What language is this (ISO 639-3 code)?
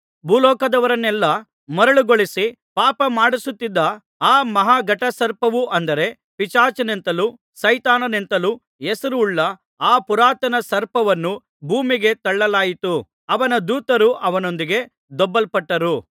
kan